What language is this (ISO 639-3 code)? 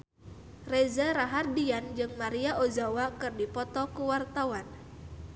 sun